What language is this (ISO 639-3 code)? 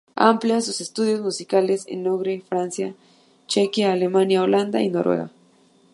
spa